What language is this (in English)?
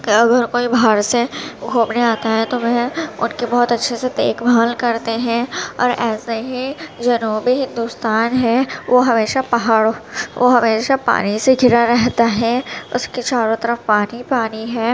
Urdu